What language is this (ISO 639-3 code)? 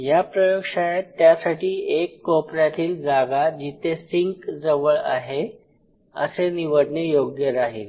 mar